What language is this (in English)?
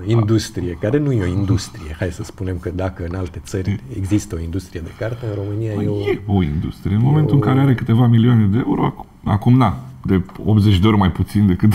Romanian